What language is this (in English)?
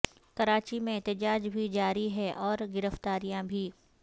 Urdu